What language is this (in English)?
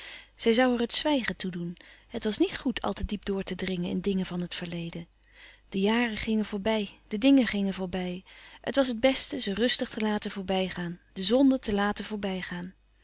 Dutch